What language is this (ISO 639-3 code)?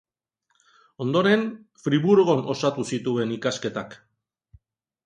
eus